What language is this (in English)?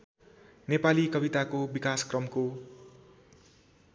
Nepali